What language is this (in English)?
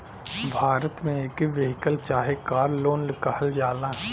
Bhojpuri